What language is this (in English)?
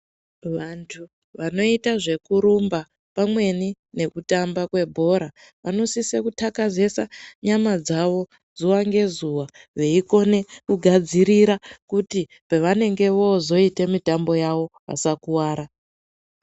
Ndau